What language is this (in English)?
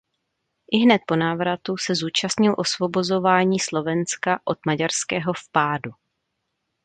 Czech